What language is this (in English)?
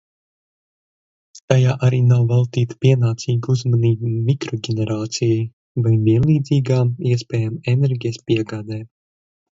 Latvian